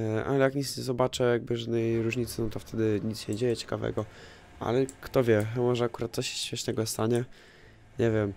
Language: Polish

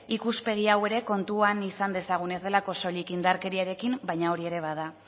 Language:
Basque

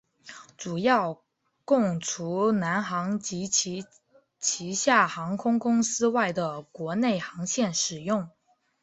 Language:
Chinese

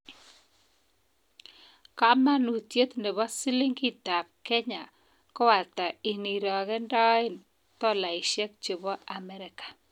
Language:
Kalenjin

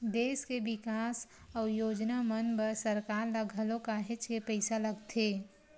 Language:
Chhattisgarhi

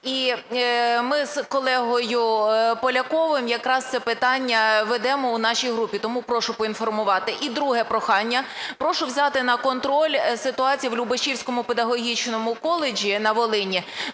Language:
Ukrainian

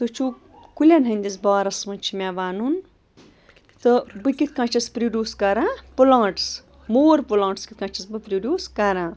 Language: Kashmiri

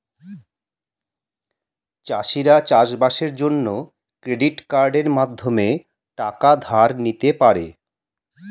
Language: Bangla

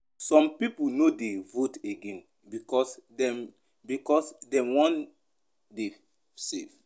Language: Nigerian Pidgin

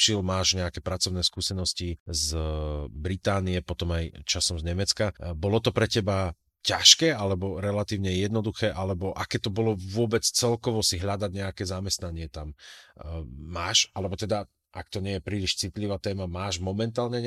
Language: Slovak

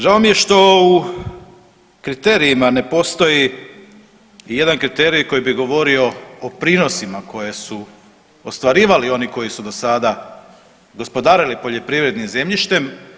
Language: Croatian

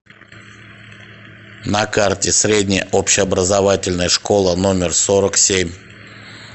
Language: Russian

